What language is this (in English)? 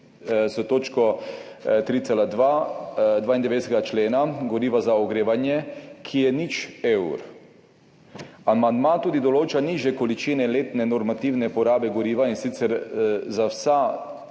Slovenian